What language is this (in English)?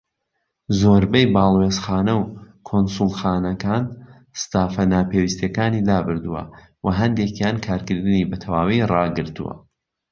Central Kurdish